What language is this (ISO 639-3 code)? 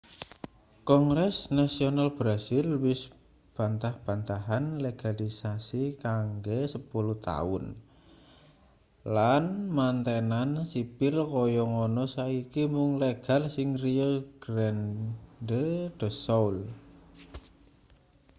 jav